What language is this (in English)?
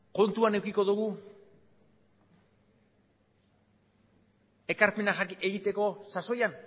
Basque